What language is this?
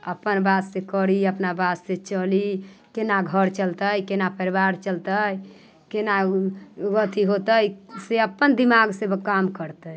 Maithili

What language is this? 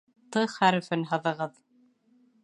Bashkir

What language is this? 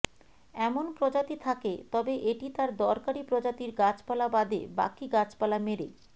Bangla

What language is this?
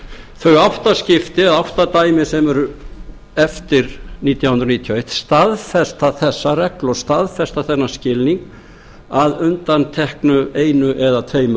Icelandic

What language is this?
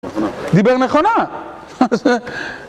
Hebrew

